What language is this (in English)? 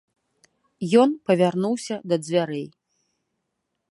Belarusian